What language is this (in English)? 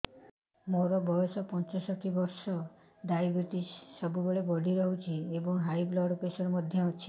Odia